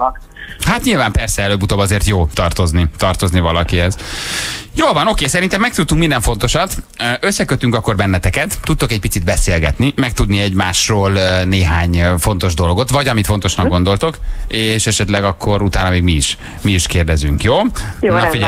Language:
Hungarian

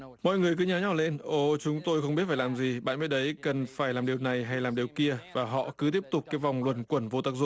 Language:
Vietnamese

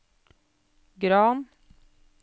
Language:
Norwegian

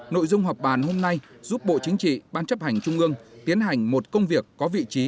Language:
Vietnamese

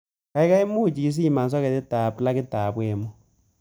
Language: Kalenjin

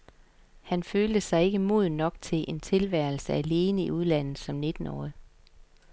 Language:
Danish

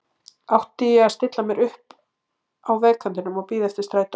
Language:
Icelandic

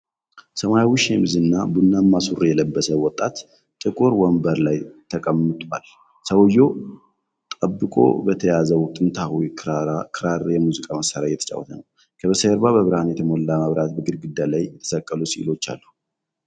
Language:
Amharic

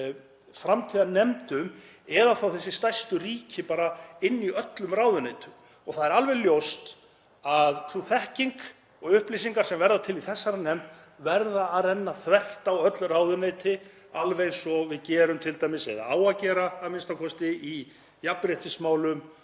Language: Icelandic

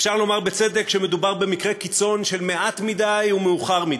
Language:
Hebrew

